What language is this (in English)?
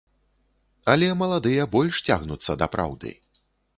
Belarusian